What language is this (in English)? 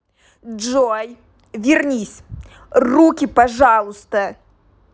Russian